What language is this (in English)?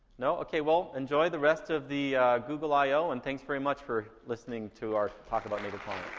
English